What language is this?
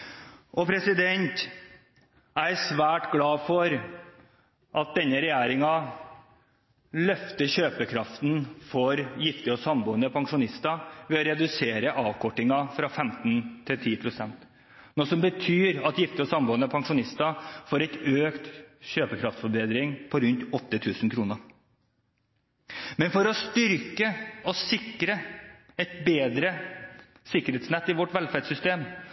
Norwegian Bokmål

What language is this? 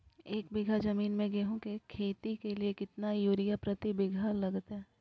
Magahi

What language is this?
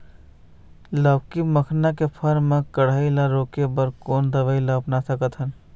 Chhattisgarhi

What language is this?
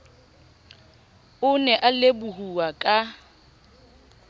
Southern Sotho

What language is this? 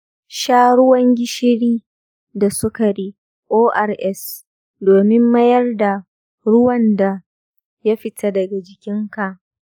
Hausa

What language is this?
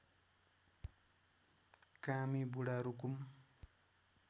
Nepali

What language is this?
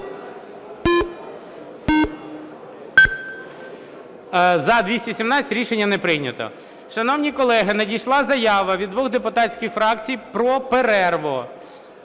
Ukrainian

